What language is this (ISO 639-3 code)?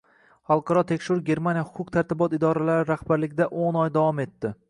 uzb